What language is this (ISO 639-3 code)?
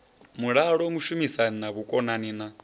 ven